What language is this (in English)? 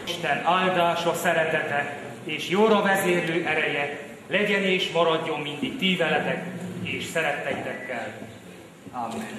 Hungarian